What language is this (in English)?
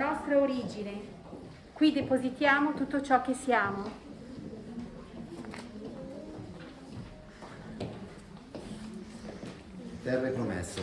Italian